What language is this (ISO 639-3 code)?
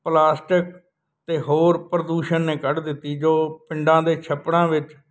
pan